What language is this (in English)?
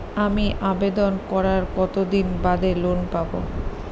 Bangla